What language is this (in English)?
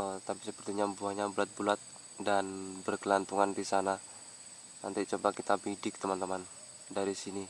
Indonesian